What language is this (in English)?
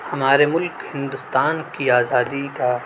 Urdu